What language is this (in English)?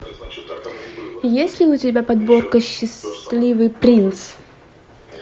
Russian